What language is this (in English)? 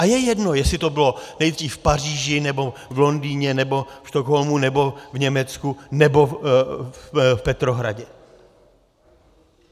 Czech